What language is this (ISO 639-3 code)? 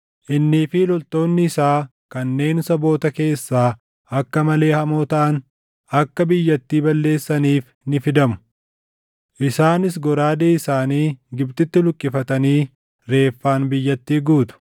orm